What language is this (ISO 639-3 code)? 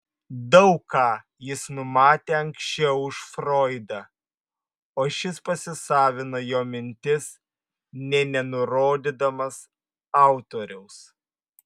lit